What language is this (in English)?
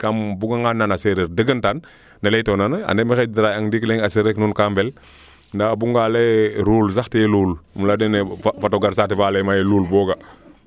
Serer